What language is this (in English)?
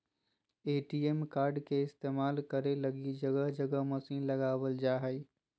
Magahi